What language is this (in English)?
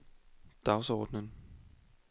Danish